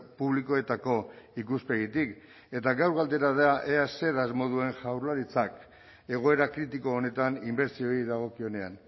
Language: Basque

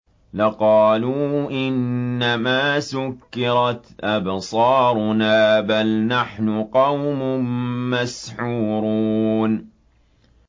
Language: Arabic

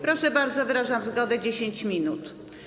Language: Polish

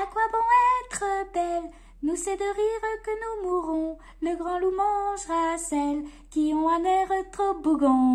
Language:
French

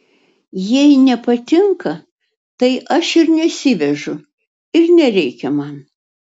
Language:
Lithuanian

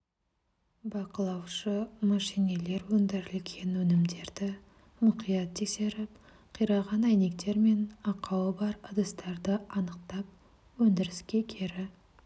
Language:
Kazakh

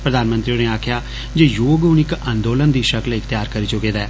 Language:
Dogri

